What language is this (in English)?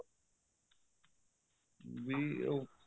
Punjabi